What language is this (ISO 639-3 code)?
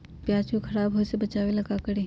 mag